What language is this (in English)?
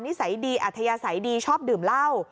Thai